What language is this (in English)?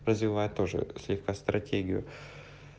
Russian